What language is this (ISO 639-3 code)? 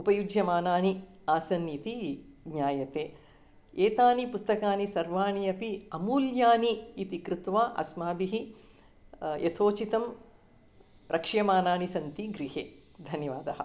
san